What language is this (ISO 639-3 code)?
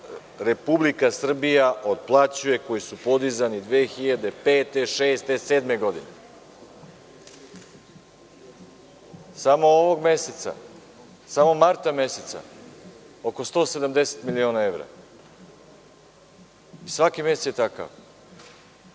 srp